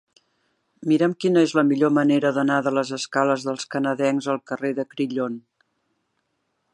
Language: Catalan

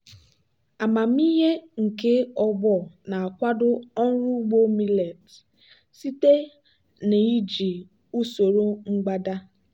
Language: Igbo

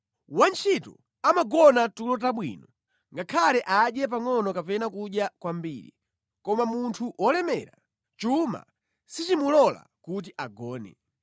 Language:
Nyanja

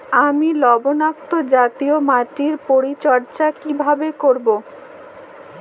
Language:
Bangla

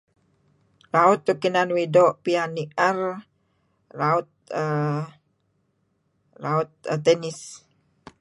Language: Kelabit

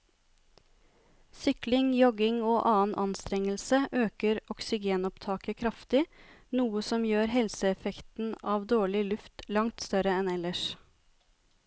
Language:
Norwegian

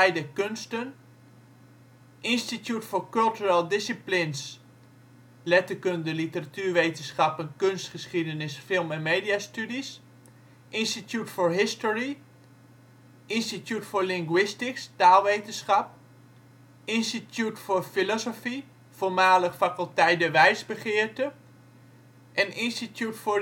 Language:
Dutch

